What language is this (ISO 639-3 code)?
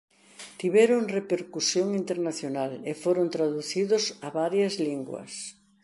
glg